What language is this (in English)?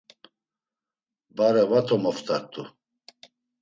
Laz